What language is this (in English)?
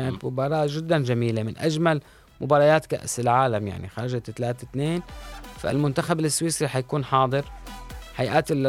Arabic